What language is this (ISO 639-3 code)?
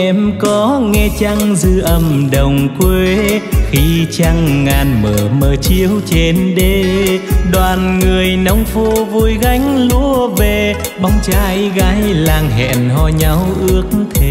vie